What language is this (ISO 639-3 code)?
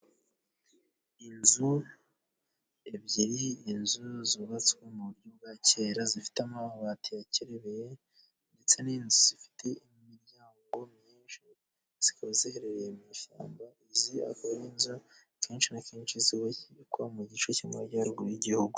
kin